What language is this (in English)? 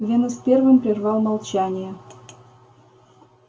Russian